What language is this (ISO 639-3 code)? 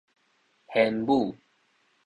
nan